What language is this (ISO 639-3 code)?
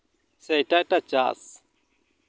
sat